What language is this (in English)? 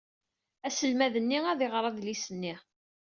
Kabyle